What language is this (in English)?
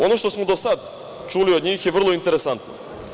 Serbian